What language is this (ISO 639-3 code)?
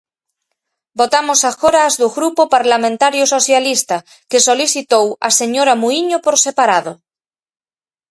glg